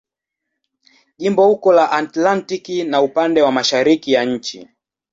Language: Swahili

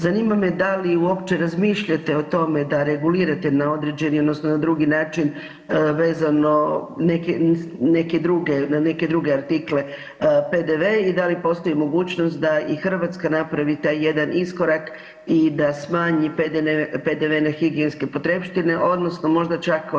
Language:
Croatian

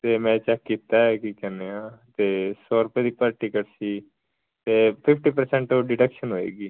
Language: Punjabi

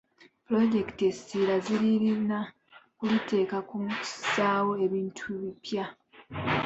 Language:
Ganda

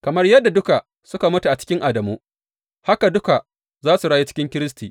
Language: Hausa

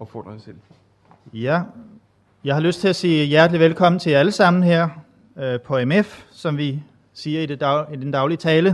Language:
Danish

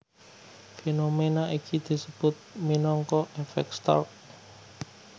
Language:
Javanese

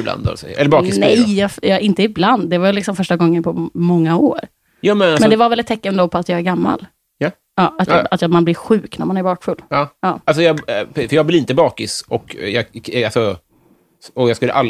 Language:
Swedish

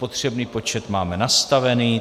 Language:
Czech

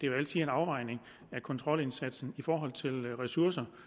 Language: Danish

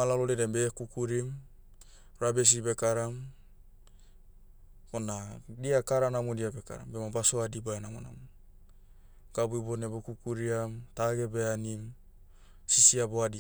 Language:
Motu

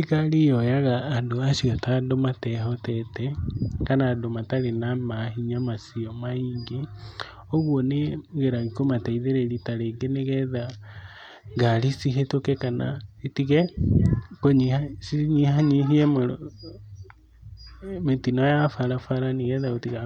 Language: Kikuyu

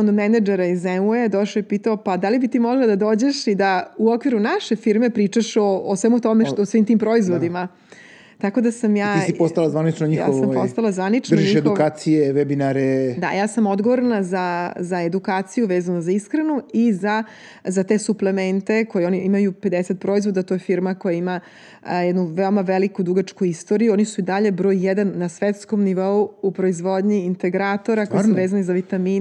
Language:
Croatian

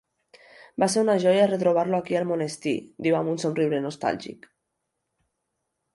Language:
Catalan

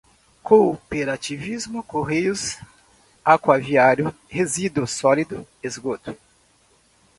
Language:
Portuguese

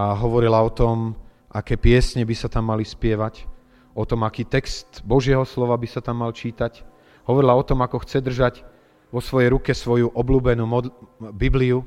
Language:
Slovak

